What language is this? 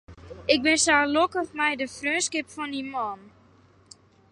Western Frisian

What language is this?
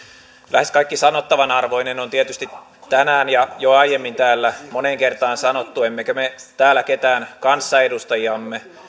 Finnish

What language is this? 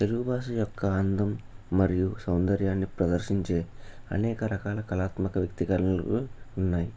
Telugu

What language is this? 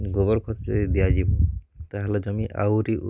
Odia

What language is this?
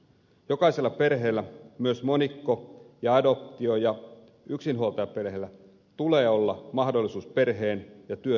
Finnish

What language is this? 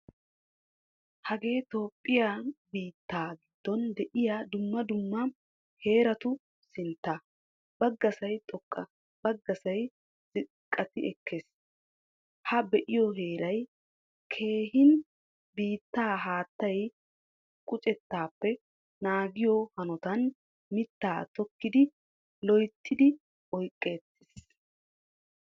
Wolaytta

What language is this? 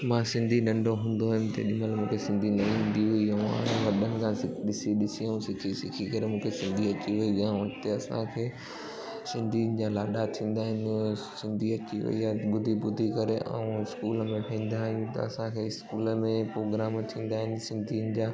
Sindhi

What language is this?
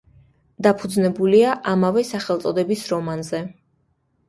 Georgian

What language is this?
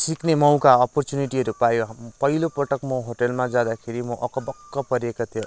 Nepali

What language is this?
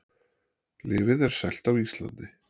Icelandic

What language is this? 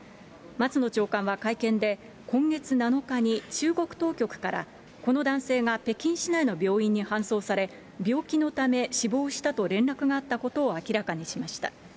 Japanese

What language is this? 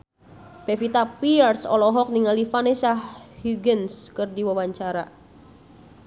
Sundanese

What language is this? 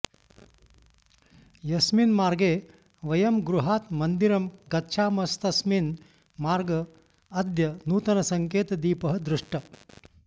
Sanskrit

